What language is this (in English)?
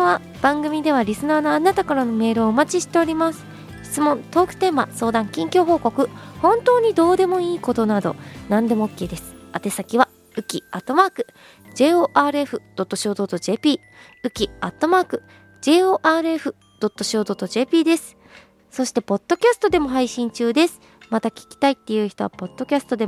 Japanese